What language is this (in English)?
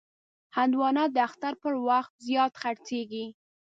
Pashto